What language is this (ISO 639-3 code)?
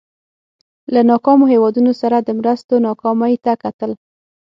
pus